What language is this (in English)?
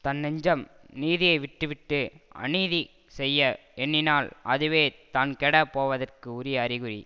Tamil